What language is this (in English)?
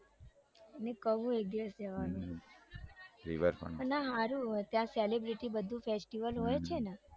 Gujarati